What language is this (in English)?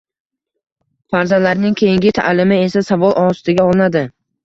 Uzbek